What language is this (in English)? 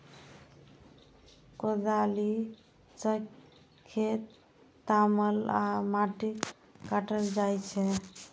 Maithili